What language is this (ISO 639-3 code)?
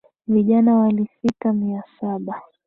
swa